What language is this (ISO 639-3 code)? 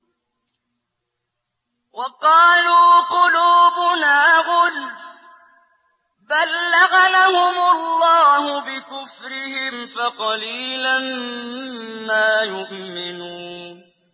ara